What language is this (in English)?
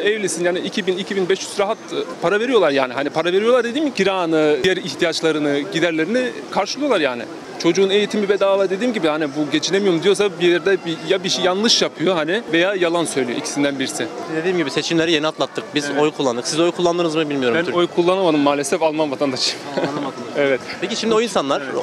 Turkish